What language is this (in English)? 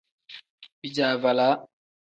Tem